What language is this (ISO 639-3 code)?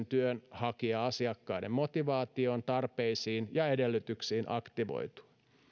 fin